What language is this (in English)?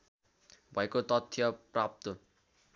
Nepali